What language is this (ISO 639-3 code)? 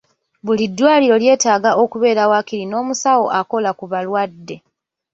lug